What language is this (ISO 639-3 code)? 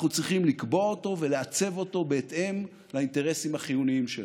heb